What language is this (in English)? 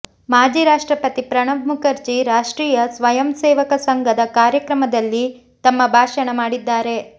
Kannada